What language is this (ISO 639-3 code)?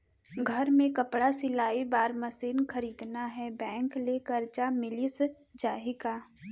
hne